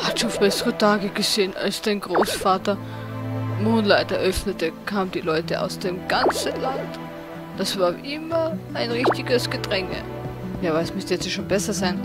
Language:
German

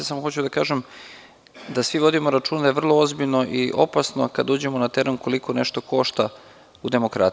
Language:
Serbian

